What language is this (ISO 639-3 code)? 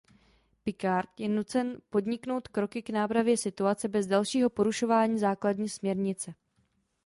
ces